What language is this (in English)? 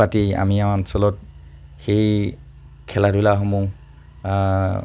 Assamese